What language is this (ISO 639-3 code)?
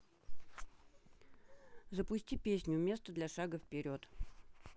rus